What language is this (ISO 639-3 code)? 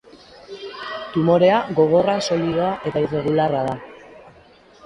eus